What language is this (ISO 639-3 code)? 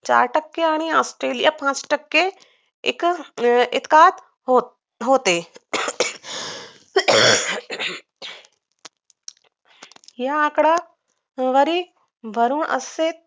mar